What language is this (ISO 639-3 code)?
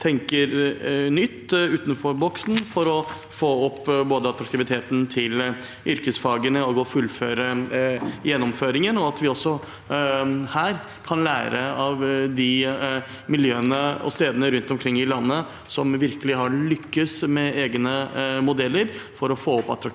nor